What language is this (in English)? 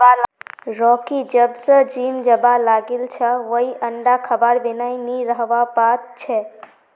Magahi